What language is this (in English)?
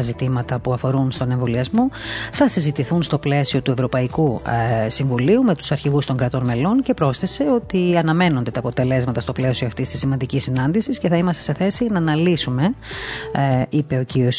Greek